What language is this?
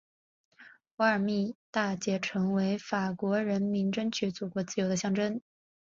Chinese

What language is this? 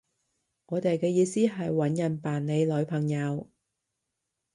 Cantonese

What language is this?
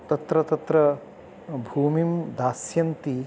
Sanskrit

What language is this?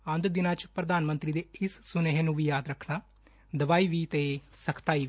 Punjabi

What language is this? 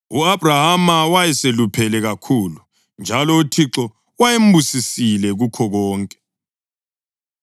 North Ndebele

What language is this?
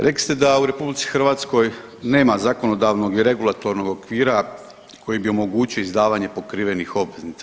Croatian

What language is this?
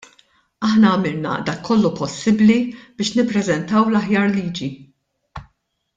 Maltese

